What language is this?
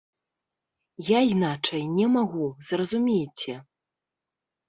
Belarusian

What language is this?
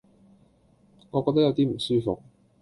Cantonese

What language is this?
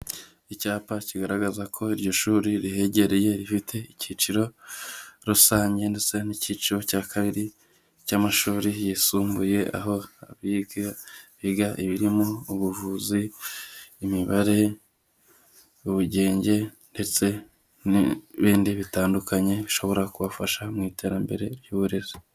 Kinyarwanda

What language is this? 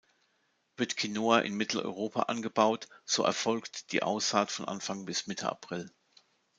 German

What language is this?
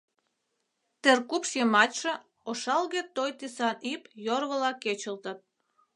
Mari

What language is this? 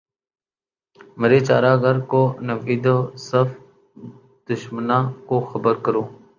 Urdu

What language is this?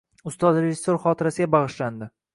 Uzbek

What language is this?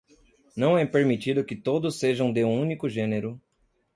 Portuguese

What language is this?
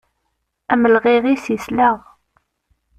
Kabyle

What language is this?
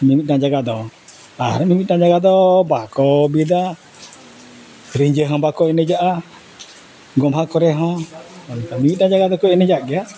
Santali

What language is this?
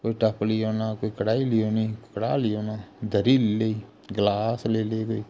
Dogri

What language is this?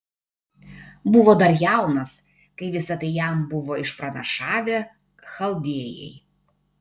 Lithuanian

